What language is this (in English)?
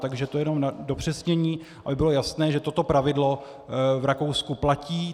Czech